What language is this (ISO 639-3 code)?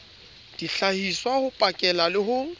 sot